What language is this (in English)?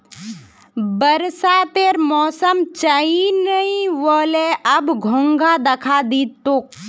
Magahi